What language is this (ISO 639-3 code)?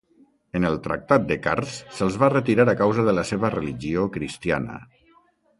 cat